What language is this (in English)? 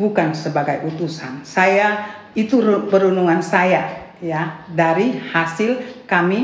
Indonesian